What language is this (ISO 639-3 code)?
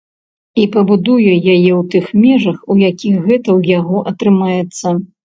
bel